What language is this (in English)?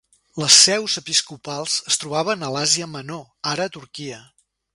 Catalan